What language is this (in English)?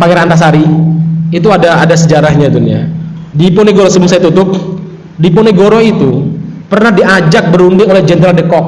Indonesian